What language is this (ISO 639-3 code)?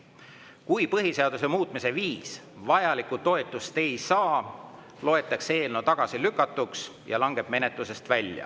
est